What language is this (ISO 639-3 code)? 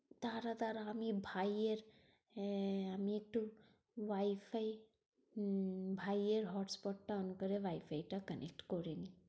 ben